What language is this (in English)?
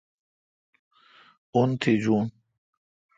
Kalkoti